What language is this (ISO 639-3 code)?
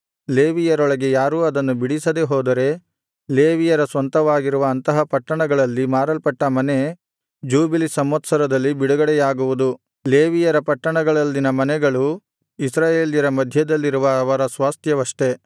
kan